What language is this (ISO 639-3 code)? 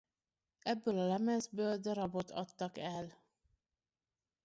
hun